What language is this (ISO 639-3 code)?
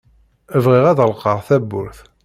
kab